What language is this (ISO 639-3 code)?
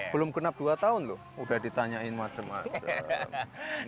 ind